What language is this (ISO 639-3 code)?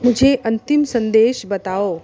hin